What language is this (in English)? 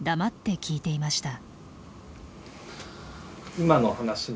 Japanese